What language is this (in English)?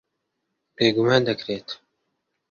Central Kurdish